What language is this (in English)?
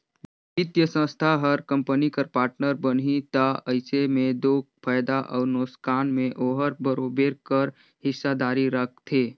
Chhattisgarhi